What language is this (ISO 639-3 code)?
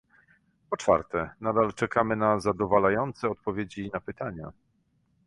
pol